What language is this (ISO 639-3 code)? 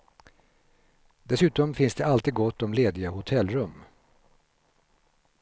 swe